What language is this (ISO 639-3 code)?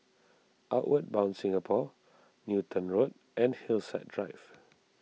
eng